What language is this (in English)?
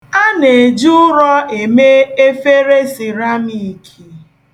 Igbo